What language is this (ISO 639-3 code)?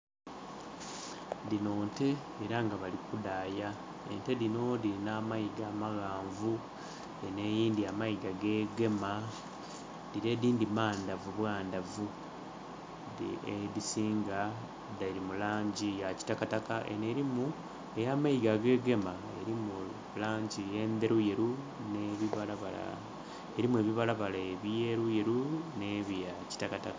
xog